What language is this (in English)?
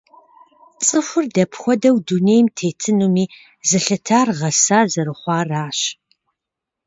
Kabardian